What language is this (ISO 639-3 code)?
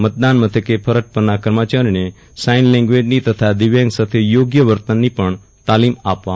guj